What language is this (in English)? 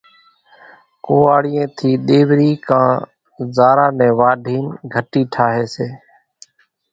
Kachi Koli